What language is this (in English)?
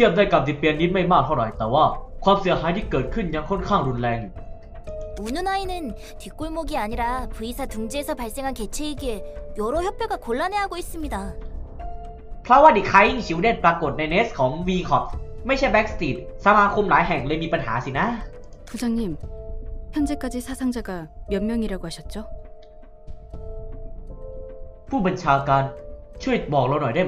Thai